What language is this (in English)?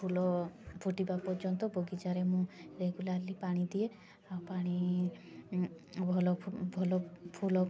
Odia